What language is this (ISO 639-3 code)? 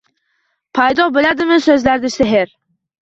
uzb